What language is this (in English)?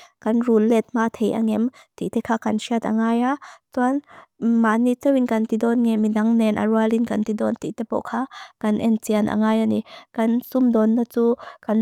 Mizo